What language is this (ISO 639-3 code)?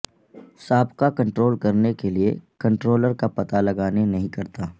urd